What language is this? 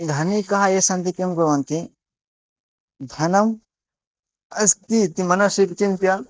Sanskrit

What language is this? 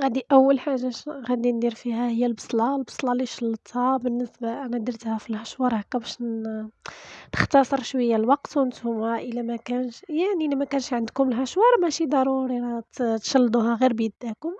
Arabic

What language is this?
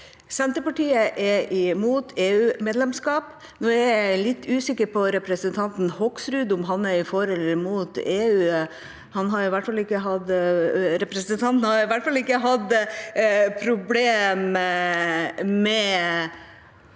Norwegian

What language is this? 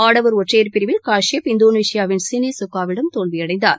Tamil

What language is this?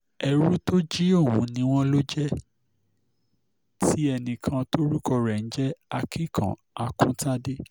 Yoruba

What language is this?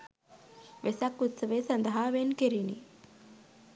Sinhala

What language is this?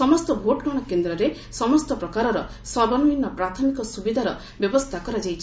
Odia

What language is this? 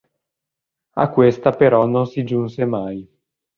Italian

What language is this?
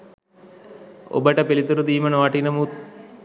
Sinhala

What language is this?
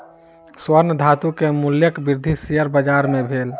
Maithili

